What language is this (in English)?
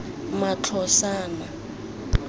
Tswana